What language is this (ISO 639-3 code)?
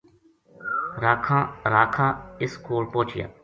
gju